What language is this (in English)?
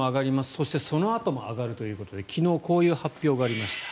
Japanese